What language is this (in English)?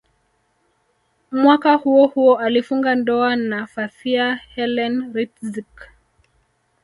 Swahili